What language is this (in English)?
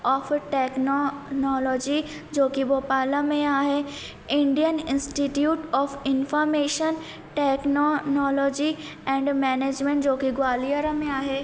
Sindhi